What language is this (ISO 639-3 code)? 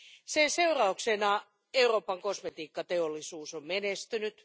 fin